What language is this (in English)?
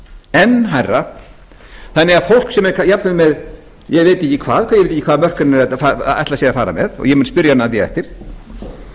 Icelandic